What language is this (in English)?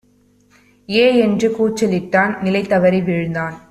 Tamil